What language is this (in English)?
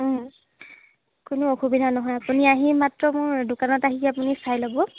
Assamese